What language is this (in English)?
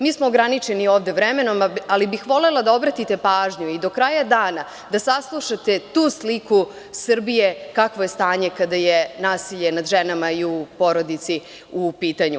Serbian